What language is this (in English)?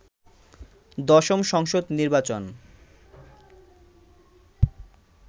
Bangla